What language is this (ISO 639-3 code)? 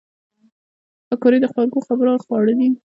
pus